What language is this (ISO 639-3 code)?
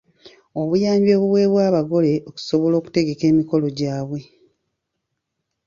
lug